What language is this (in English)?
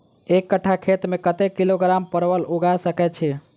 Maithili